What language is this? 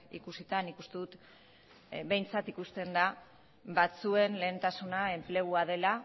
Basque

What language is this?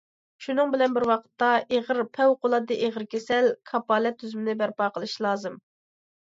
Uyghur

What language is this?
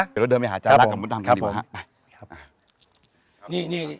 Thai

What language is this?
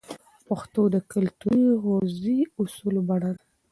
Pashto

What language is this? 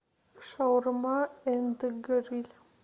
Russian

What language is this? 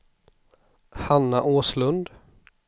Swedish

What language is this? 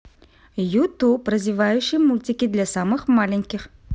Russian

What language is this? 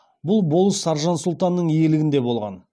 Kazakh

